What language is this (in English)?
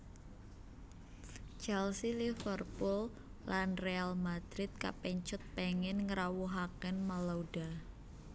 Javanese